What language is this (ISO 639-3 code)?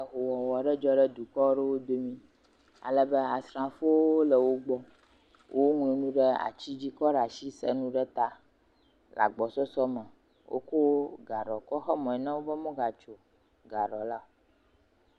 ewe